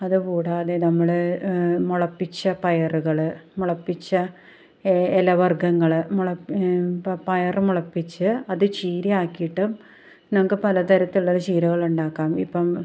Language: Malayalam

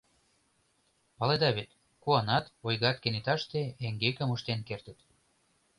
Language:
Mari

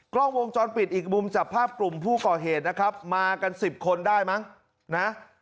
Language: Thai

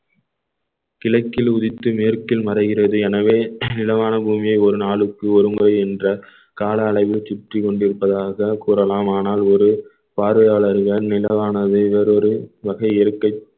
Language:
Tamil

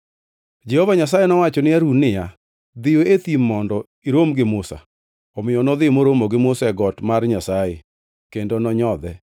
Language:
Luo (Kenya and Tanzania)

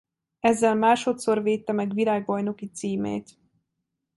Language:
Hungarian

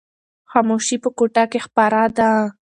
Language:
Pashto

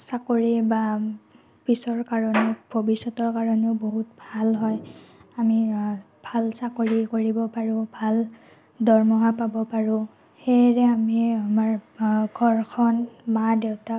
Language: Assamese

